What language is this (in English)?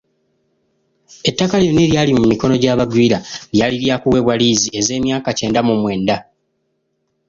Ganda